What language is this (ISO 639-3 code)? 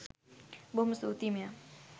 sin